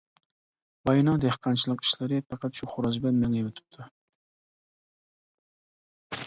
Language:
Uyghur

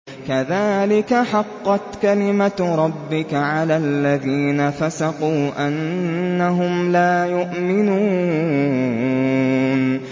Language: Arabic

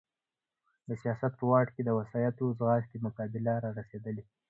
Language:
Pashto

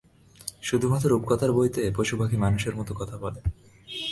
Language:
Bangla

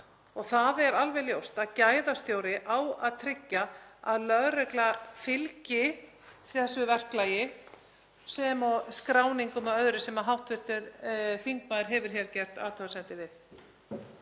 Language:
Icelandic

